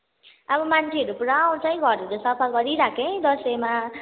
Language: Nepali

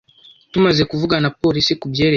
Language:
Kinyarwanda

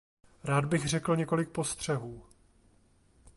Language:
Czech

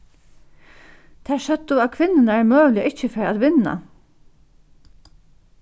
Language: Faroese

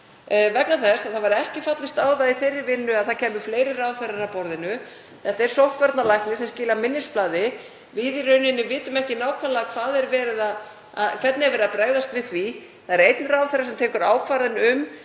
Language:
Icelandic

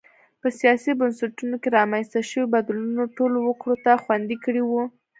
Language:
Pashto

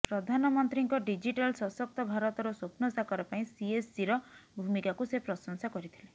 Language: Odia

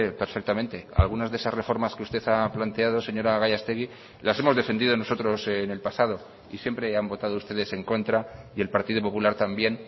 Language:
Spanish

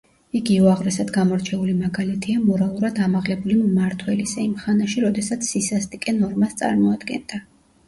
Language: Georgian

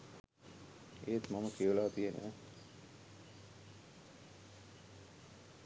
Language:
Sinhala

